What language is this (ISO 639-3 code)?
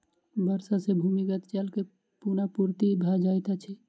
mai